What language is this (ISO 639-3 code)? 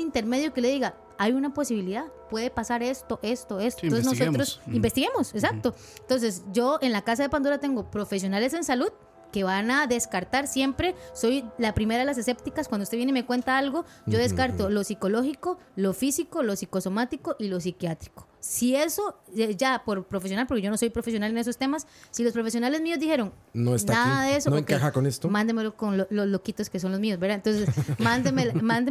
spa